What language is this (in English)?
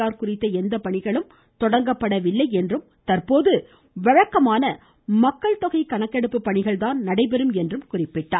Tamil